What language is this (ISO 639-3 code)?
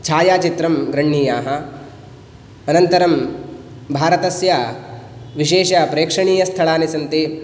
san